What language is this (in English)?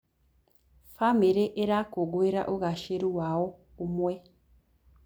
Kikuyu